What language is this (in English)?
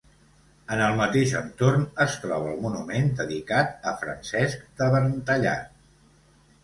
Catalan